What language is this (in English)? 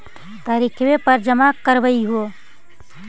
Magahi